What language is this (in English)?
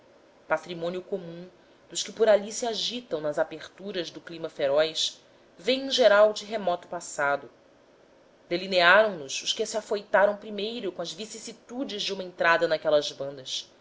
Portuguese